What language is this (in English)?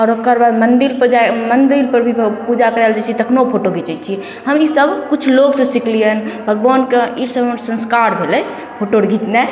Maithili